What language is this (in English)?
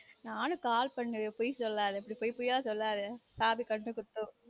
Tamil